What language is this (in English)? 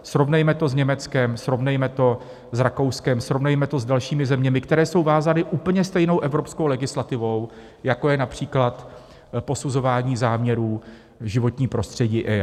Czech